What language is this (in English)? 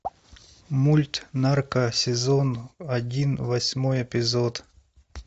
Russian